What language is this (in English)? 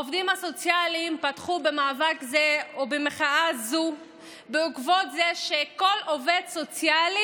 Hebrew